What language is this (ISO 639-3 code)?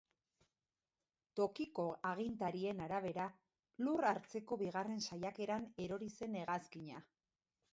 eus